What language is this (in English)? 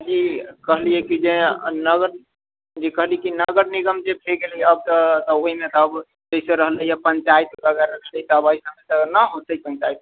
Maithili